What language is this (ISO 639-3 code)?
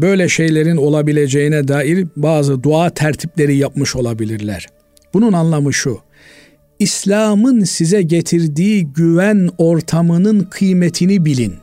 tur